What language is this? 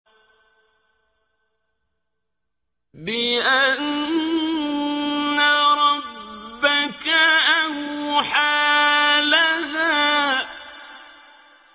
Arabic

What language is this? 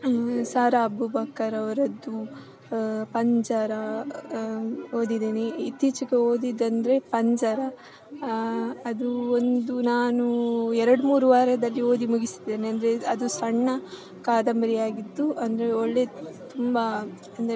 Kannada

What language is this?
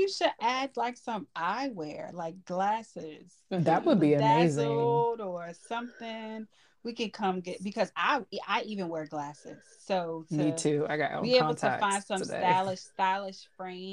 English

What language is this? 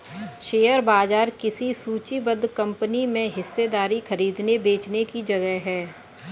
Hindi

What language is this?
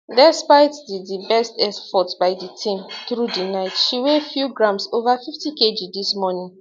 Nigerian Pidgin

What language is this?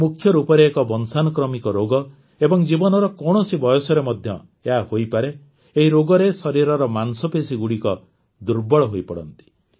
Odia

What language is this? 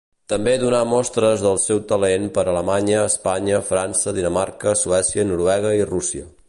Catalan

